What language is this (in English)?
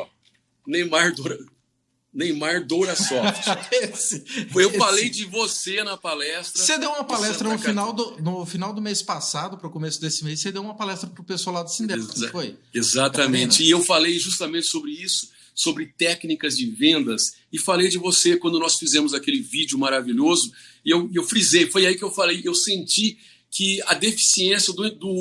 Portuguese